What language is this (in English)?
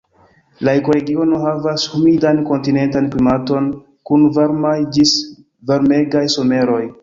Esperanto